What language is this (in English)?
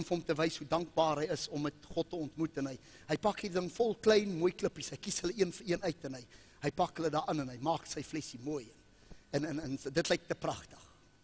Dutch